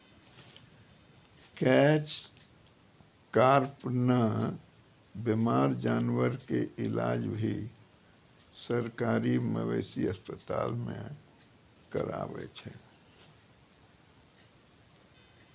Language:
Maithili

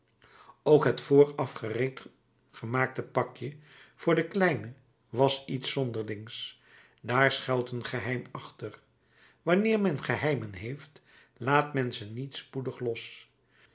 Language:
Dutch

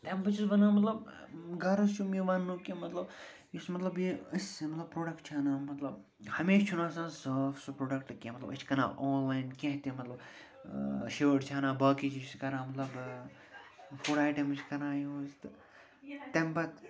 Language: Kashmiri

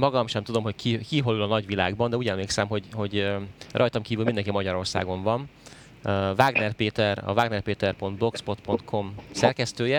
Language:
Hungarian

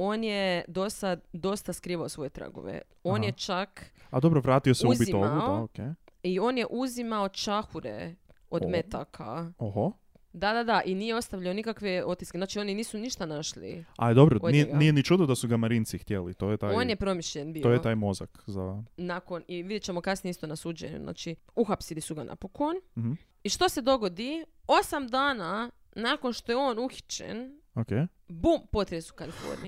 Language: Croatian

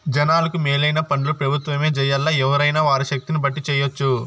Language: Telugu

